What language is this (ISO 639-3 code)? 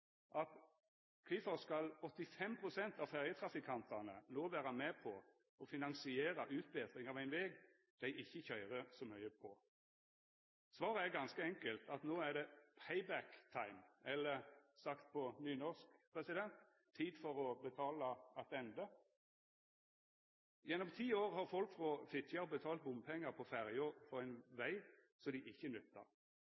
nno